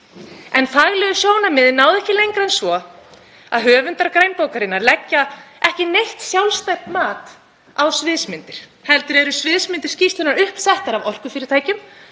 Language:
Icelandic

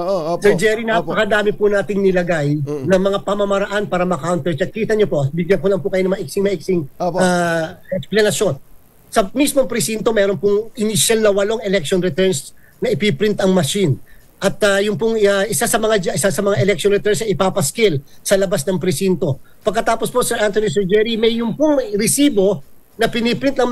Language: Filipino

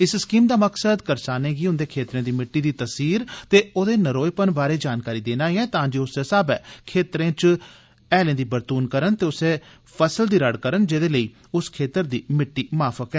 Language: Dogri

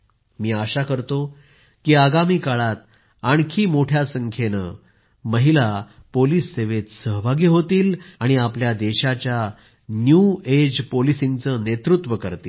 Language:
Marathi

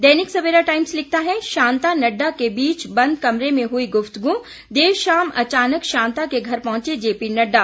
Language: Hindi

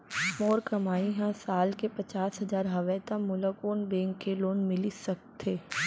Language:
Chhattisgarhi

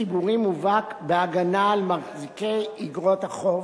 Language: Hebrew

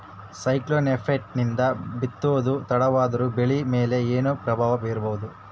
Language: Kannada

